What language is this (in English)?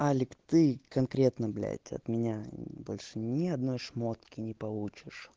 Russian